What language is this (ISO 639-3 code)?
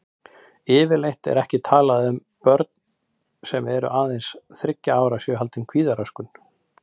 isl